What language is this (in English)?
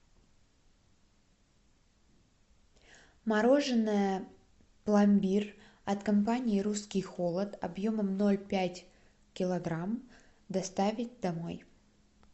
Russian